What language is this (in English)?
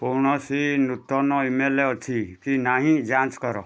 Odia